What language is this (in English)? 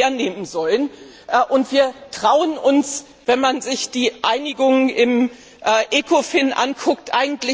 German